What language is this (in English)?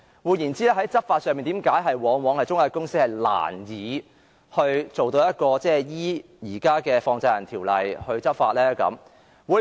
Cantonese